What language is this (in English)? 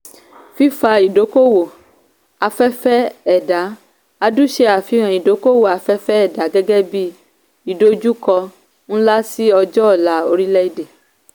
Yoruba